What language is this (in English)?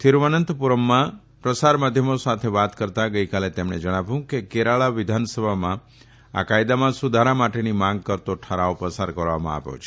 Gujarati